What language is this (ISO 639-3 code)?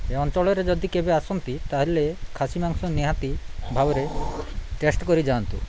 ori